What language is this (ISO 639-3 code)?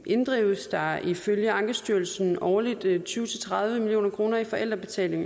dan